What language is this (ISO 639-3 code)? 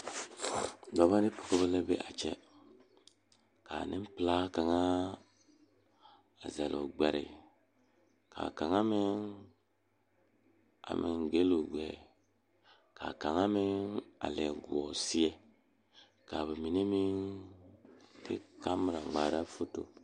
dga